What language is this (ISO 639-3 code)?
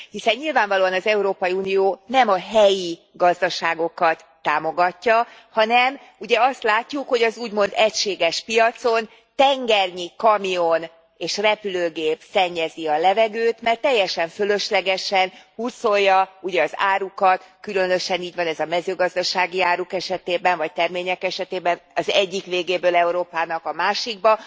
hun